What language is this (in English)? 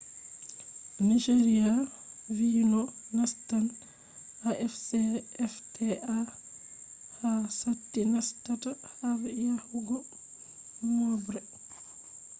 Fula